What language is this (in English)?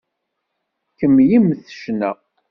Kabyle